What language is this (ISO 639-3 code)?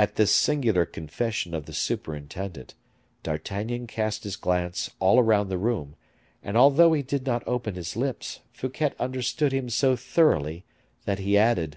eng